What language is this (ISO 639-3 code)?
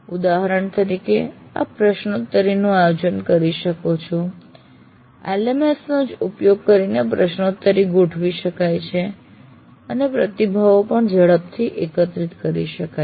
guj